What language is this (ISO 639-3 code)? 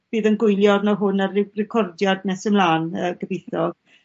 cym